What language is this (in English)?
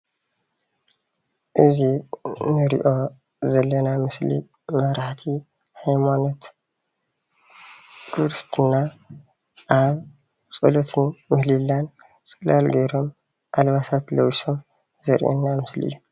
Tigrinya